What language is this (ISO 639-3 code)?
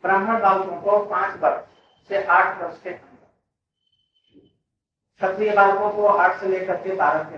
hin